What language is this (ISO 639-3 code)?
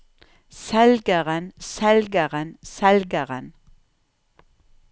nor